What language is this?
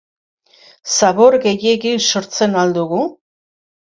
Basque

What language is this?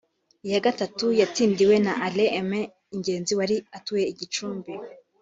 Kinyarwanda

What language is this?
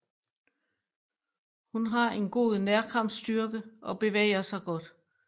Danish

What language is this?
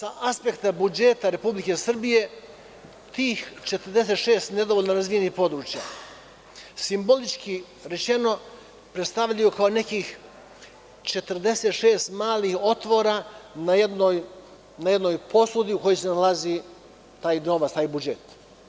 Serbian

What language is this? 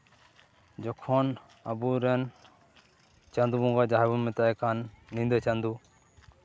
Santali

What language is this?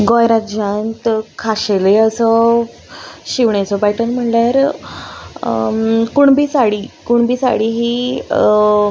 Konkani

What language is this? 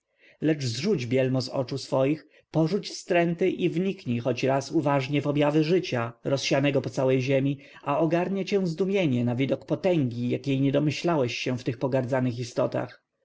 Polish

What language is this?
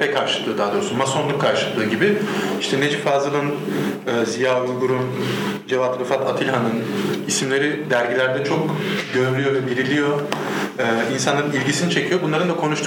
Turkish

